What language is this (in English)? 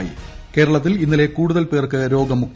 Malayalam